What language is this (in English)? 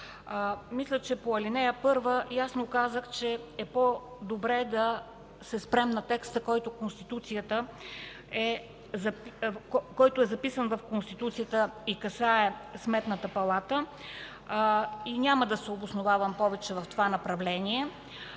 Bulgarian